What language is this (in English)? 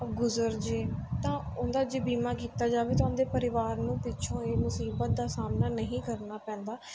Punjabi